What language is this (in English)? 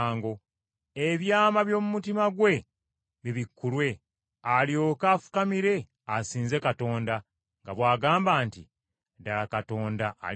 Ganda